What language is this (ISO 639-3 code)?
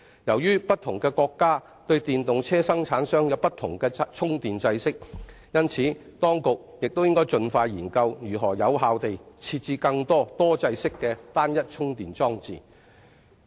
yue